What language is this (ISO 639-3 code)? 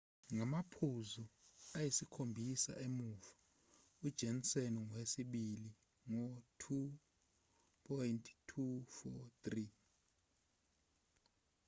zul